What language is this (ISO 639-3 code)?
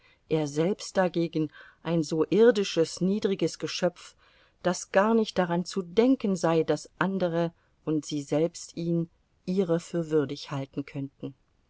deu